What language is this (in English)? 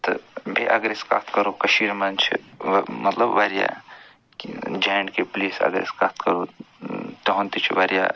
Kashmiri